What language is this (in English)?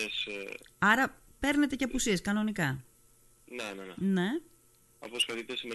Greek